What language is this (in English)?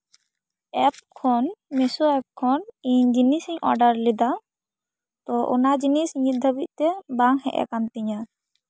Santali